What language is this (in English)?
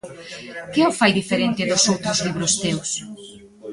Galician